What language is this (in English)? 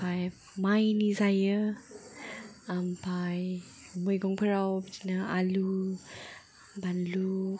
Bodo